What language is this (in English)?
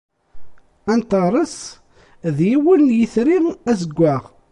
Kabyle